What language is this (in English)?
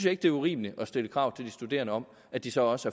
Danish